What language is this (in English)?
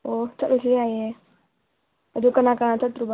Manipuri